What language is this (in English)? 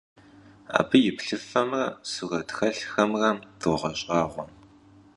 Kabardian